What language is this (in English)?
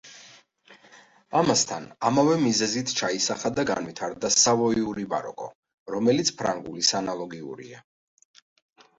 Georgian